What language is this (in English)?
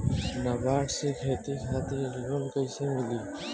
Bhojpuri